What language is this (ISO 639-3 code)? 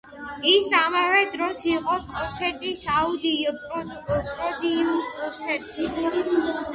kat